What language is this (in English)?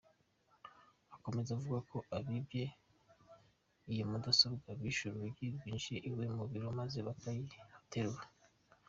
Kinyarwanda